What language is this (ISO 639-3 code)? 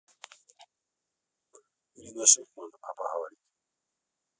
rus